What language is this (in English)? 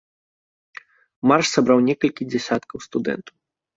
Belarusian